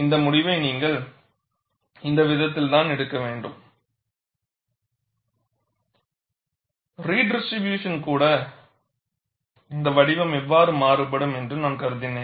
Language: Tamil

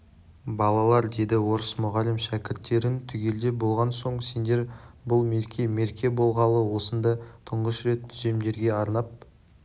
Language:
Kazakh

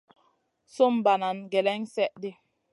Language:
Masana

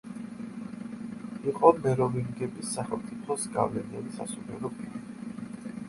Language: Georgian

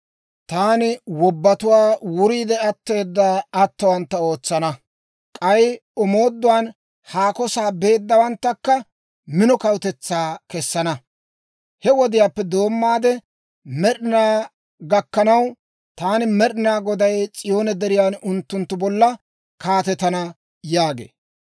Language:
Dawro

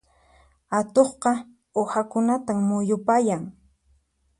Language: Puno Quechua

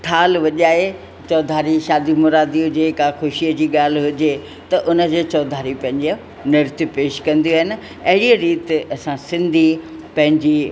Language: Sindhi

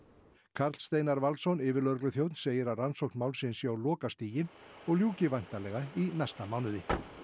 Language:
Icelandic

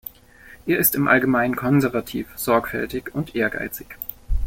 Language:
German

